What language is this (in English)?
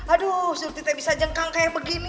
Indonesian